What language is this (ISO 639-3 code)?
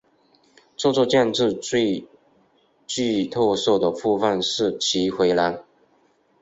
zho